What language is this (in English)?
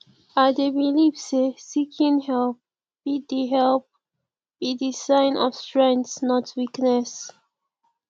Nigerian Pidgin